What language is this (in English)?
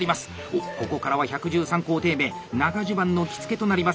Japanese